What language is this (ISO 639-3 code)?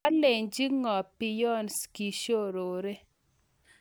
kln